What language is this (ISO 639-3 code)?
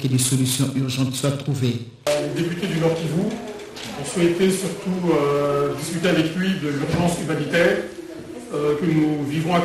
fra